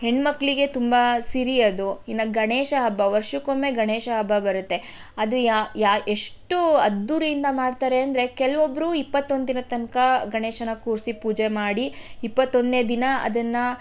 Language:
Kannada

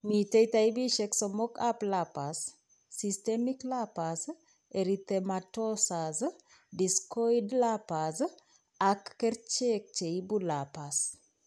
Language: Kalenjin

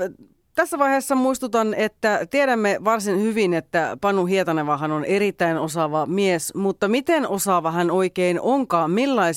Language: Finnish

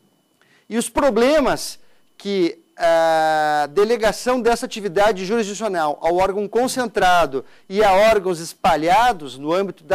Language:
Portuguese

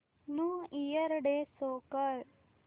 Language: Marathi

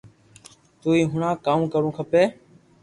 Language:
Loarki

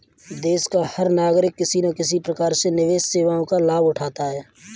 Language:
Hindi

